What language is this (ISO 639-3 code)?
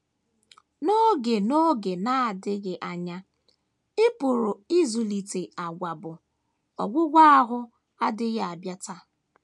ibo